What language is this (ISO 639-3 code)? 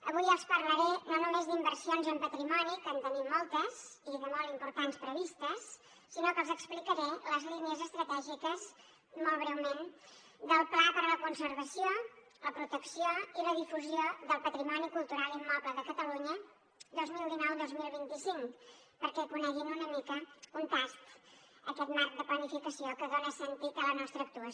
cat